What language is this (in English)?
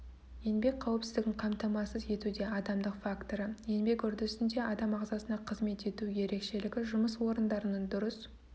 Kazakh